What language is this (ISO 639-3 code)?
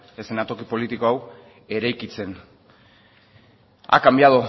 eus